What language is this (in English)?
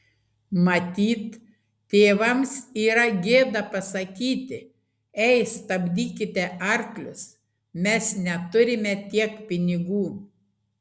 Lithuanian